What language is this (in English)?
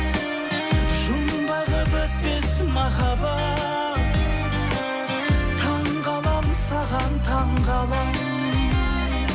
Kazakh